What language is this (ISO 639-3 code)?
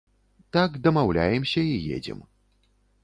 bel